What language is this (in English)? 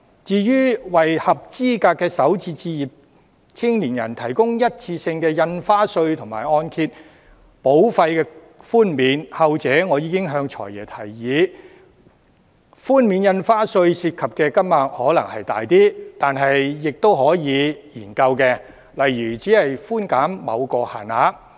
Cantonese